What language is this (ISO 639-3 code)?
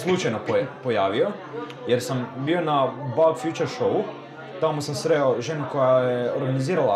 hrv